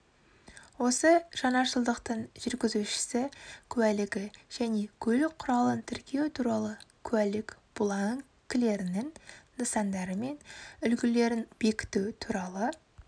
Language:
Kazakh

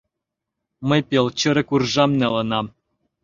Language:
Mari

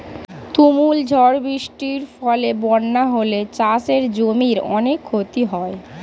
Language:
Bangla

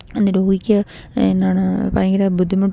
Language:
Malayalam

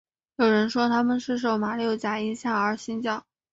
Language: Chinese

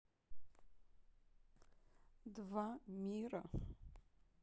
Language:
Russian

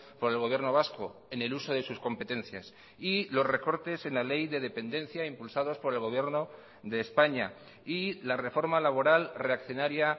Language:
Spanish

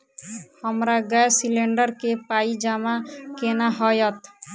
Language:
Maithili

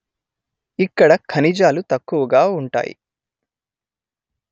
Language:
Telugu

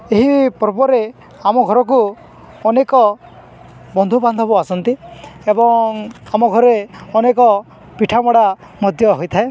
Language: Odia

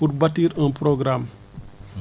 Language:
Wolof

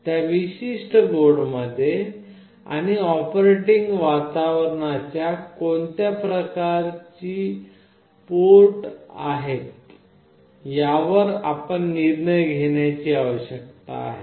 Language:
Marathi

